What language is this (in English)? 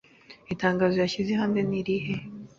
Kinyarwanda